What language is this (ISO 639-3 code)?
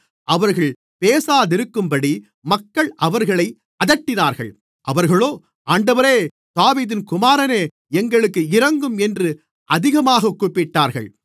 tam